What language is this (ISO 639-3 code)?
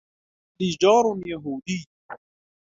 ara